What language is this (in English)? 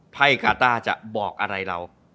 Thai